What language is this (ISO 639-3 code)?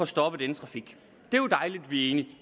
dan